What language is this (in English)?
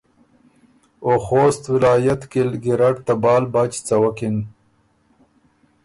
Ormuri